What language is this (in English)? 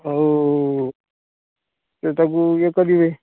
Odia